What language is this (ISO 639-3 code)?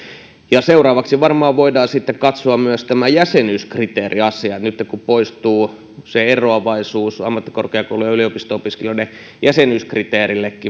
fin